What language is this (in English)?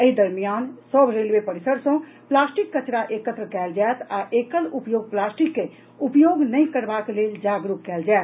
Maithili